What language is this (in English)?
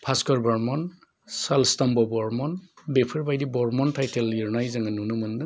Bodo